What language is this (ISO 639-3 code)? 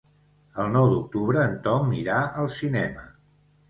cat